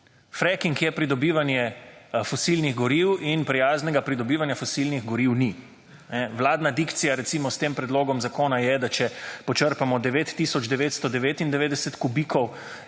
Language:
Slovenian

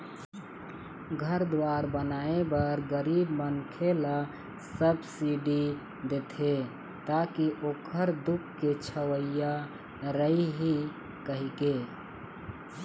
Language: Chhattisgarhi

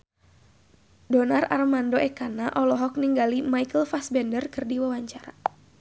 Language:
Sundanese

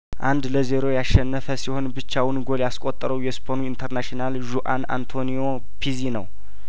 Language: Amharic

